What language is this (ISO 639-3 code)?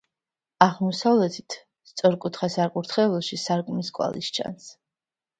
kat